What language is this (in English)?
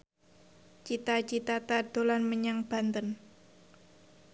Javanese